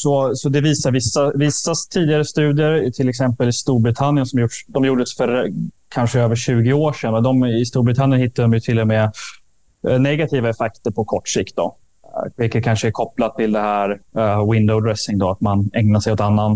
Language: Swedish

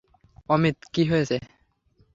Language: Bangla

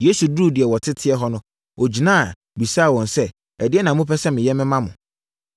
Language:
Akan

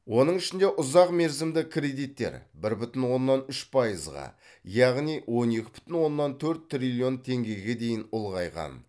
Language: Kazakh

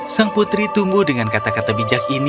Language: Indonesian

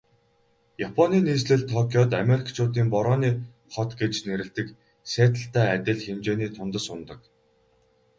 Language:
Mongolian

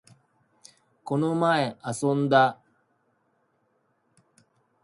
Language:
Japanese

